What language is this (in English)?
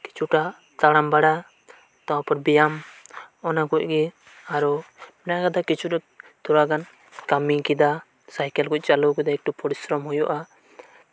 Santali